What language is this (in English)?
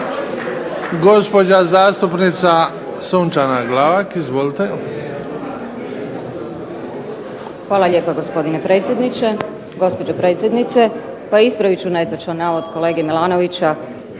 Croatian